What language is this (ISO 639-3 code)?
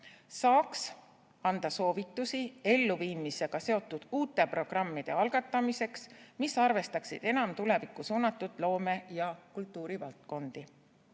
est